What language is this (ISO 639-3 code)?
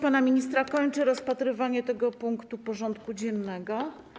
pol